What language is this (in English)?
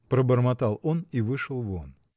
Russian